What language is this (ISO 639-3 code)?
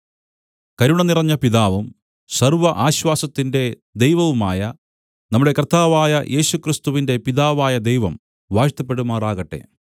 mal